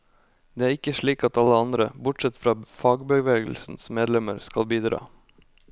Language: Norwegian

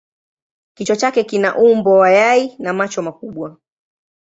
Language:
Swahili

